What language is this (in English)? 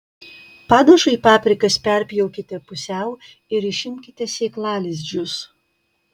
Lithuanian